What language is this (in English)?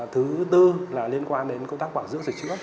Vietnamese